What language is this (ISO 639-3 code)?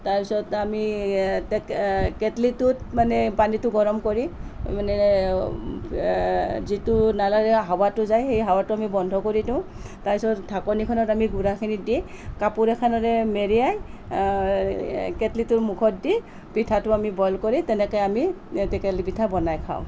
asm